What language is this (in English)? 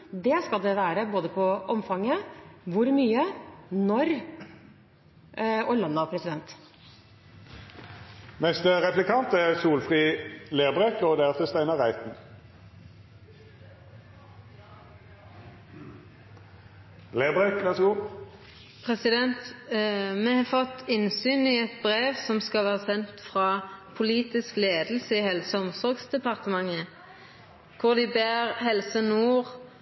Norwegian